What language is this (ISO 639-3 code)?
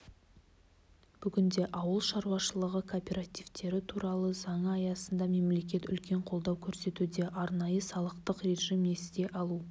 kaz